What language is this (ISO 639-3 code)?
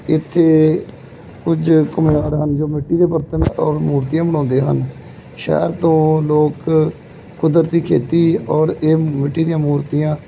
pan